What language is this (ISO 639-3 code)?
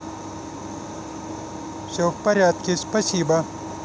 rus